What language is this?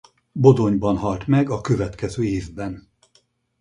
Hungarian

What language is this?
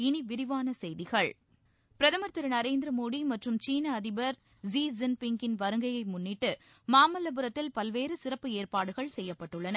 Tamil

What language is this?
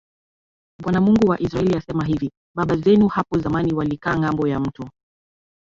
Swahili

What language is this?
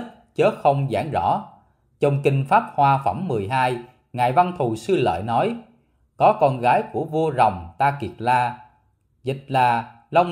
Vietnamese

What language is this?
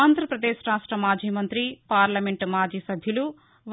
Telugu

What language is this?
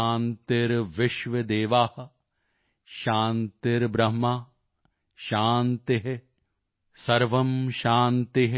Punjabi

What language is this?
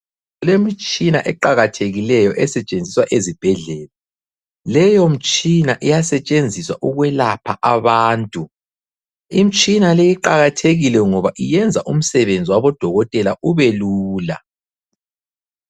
North Ndebele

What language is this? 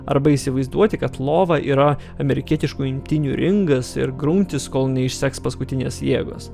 Lithuanian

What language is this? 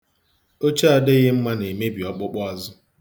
Igbo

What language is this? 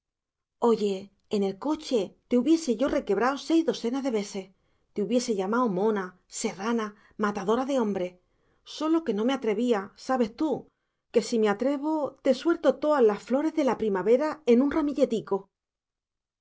Spanish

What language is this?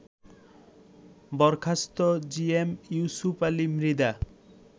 Bangla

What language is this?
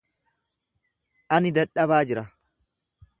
Oromo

